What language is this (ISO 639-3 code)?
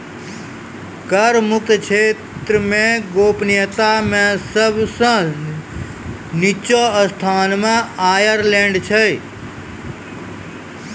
mai